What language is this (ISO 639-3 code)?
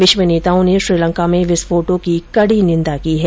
hin